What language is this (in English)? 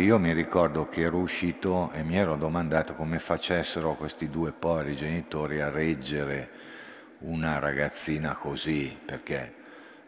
Italian